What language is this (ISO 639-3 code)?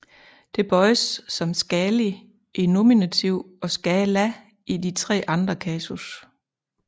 dan